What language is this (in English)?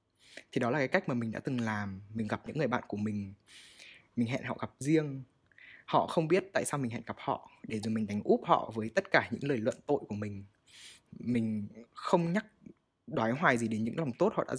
Vietnamese